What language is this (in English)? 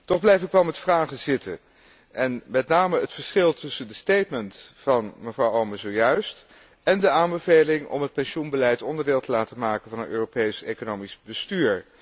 Dutch